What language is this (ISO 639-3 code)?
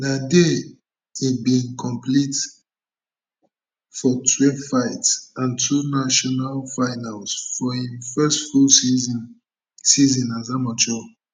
pcm